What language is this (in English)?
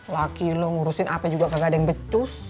Indonesian